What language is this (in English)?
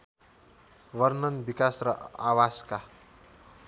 Nepali